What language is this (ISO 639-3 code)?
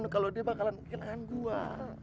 ind